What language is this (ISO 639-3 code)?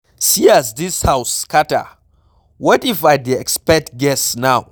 pcm